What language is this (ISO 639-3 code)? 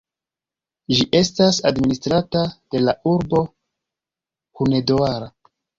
epo